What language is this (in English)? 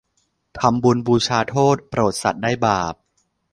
Thai